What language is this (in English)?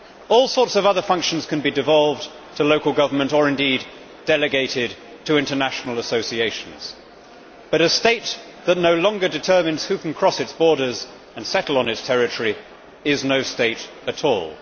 English